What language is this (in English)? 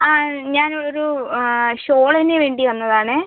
Malayalam